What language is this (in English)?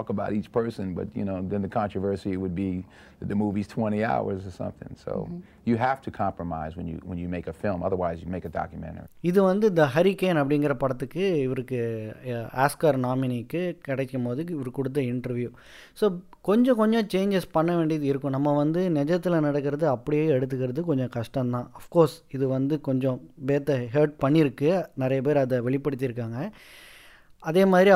Tamil